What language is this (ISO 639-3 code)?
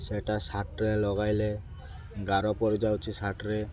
ori